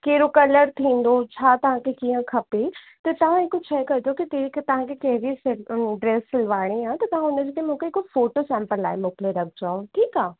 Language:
Sindhi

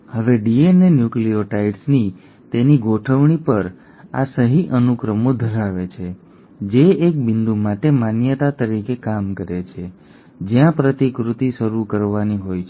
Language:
Gujarati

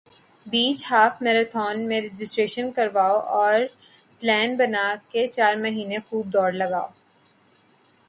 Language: Urdu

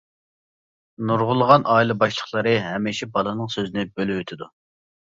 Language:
Uyghur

